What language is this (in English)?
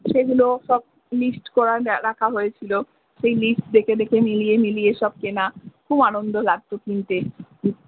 Bangla